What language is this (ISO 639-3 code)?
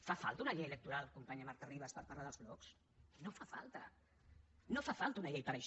cat